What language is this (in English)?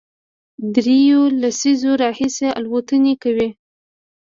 Pashto